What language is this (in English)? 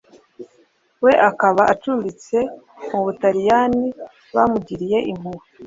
Kinyarwanda